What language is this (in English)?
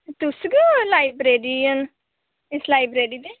Dogri